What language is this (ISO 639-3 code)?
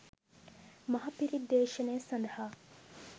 sin